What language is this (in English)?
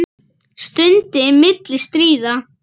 Icelandic